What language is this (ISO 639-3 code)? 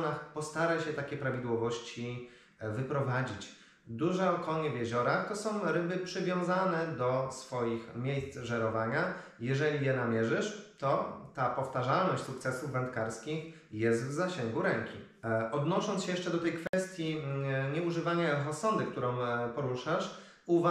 pol